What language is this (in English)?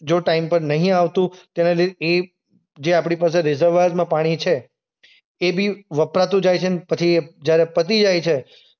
Gujarati